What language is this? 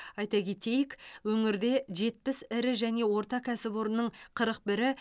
Kazakh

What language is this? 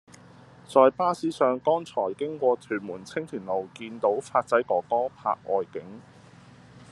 Cantonese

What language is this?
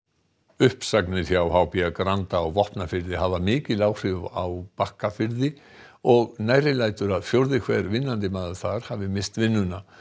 Icelandic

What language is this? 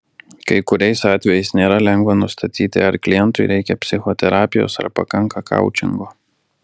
Lithuanian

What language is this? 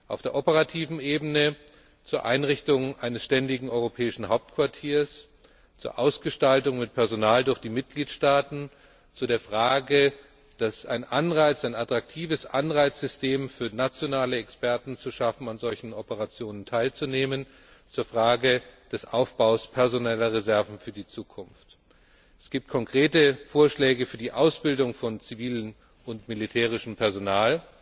German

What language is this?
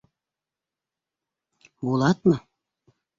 Bashkir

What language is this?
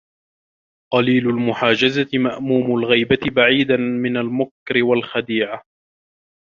Arabic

